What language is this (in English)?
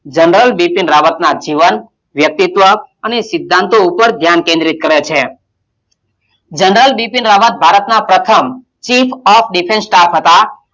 Gujarati